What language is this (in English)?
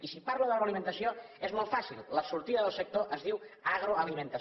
Catalan